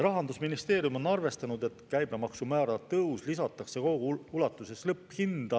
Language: Estonian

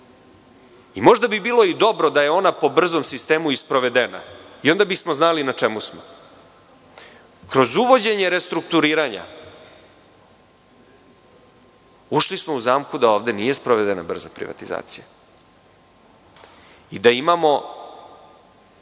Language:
Serbian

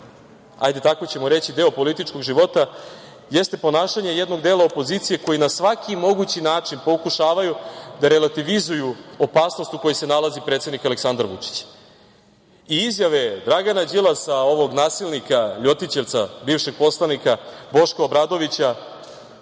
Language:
Serbian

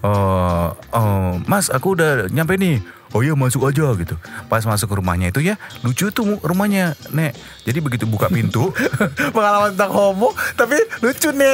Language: Indonesian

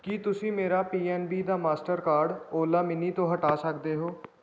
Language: Punjabi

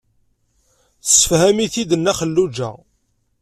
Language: Kabyle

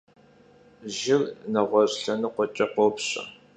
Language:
Kabardian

